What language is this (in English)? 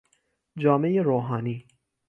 Persian